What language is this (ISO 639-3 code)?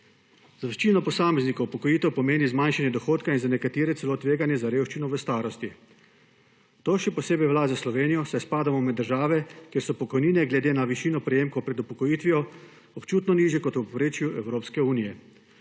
slv